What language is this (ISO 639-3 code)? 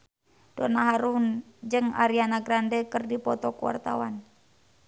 sun